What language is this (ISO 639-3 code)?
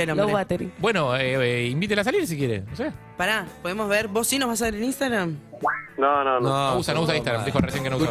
spa